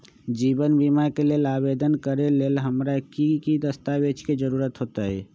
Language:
Magahi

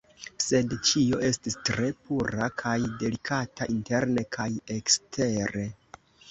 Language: Esperanto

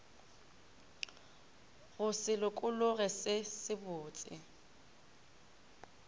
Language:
Northern Sotho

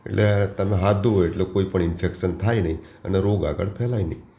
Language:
Gujarati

